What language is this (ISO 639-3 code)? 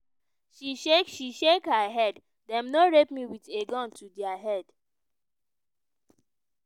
pcm